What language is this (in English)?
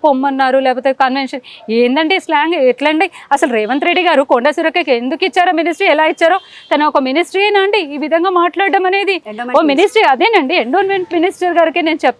Telugu